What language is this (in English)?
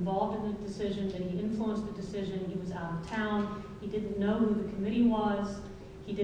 English